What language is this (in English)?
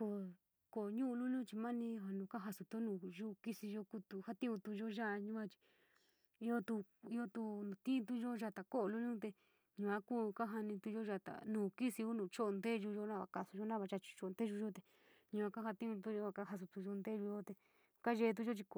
San Miguel El Grande Mixtec